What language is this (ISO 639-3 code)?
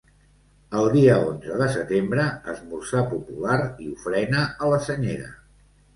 cat